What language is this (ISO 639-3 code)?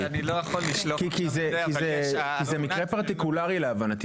heb